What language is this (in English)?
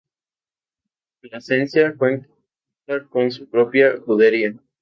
Spanish